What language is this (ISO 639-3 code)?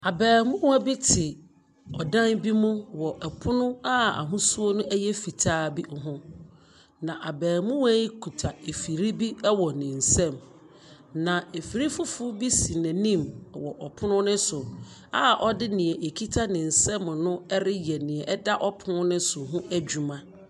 aka